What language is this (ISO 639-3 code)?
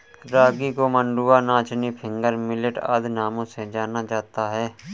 hin